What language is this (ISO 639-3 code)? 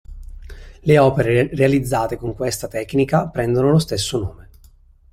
ita